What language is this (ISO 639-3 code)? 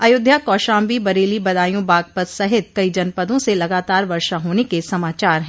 hin